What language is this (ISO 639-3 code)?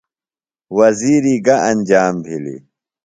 phl